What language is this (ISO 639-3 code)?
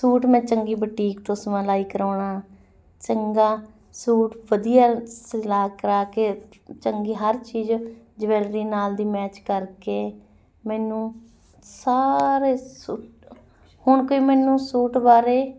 pan